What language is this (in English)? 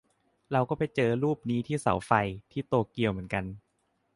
Thai